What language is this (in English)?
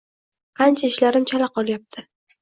Uzbek